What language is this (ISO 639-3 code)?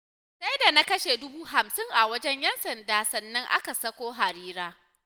hau